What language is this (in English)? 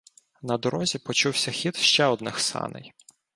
Ukrainian